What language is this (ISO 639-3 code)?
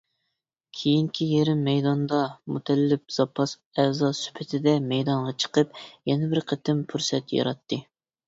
uig